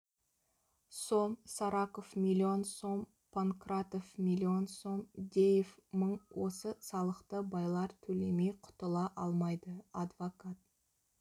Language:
Kazakh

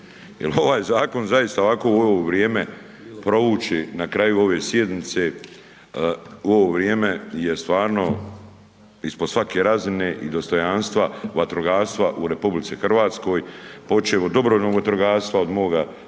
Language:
Croatian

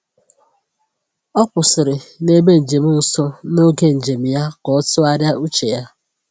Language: Igbo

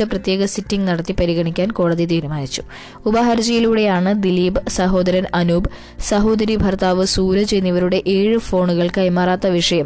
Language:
Malayalam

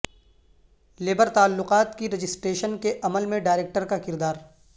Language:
Urdu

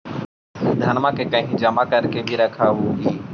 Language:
Magahi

